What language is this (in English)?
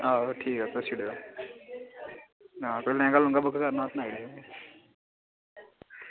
Dogri